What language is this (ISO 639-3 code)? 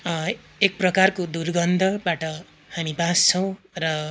nep